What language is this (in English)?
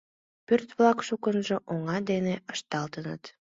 Mari